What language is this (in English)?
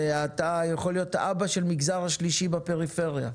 Hebrew